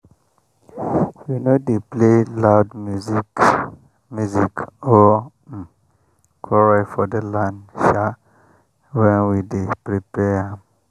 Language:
Nigerian Pidgin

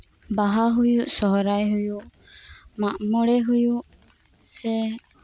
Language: Santali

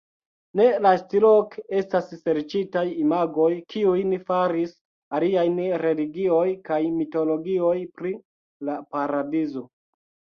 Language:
Esperanto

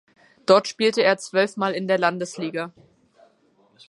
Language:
German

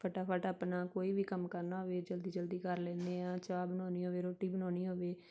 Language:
Punjabi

